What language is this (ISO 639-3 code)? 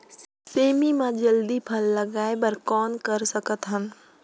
hne